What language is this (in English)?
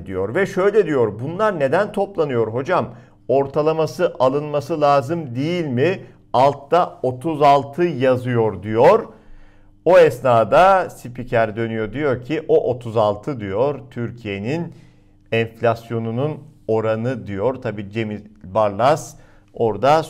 Turkish